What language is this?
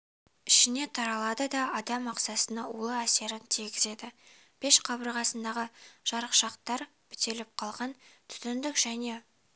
Kazakh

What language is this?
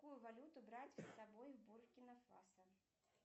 Russian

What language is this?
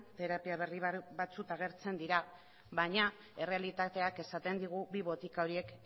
Basque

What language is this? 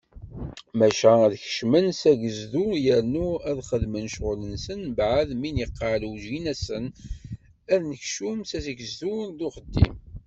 Kabyle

